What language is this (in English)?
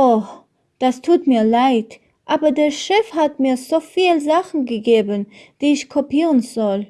German